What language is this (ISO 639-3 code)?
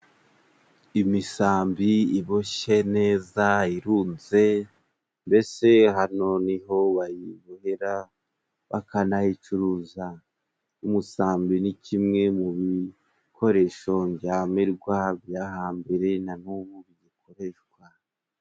kin